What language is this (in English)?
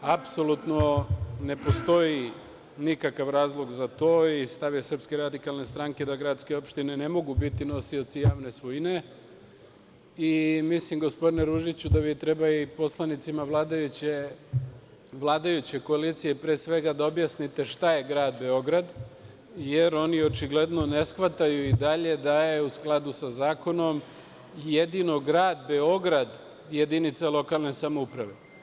Serbian